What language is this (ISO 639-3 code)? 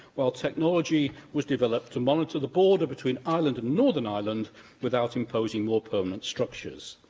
eng